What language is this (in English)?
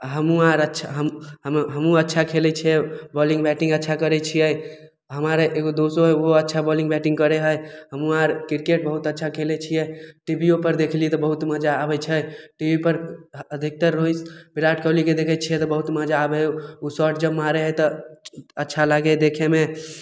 Maithili